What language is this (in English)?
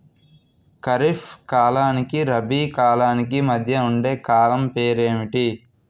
Telugu